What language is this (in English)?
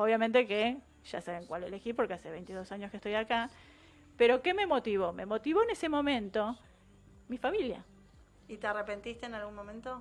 Spanish